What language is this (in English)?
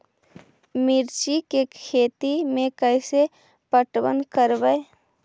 Magahi